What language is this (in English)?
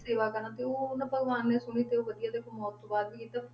Punjabi